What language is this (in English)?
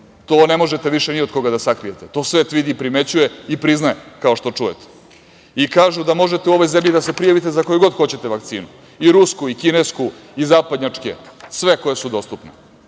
Serbian